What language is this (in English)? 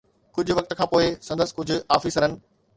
Sindhi